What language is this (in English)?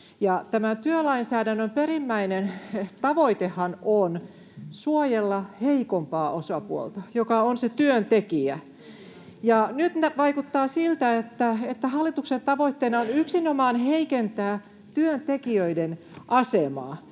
Finnish